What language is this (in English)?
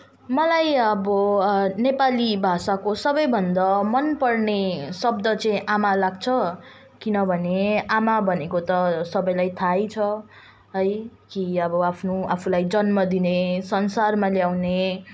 Nepali